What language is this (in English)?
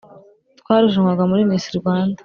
Kinyarwanda